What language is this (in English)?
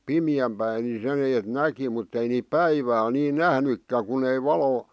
Finnish